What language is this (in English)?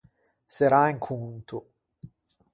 Ligurian